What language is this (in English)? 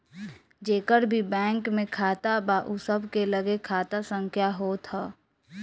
Bhojpuri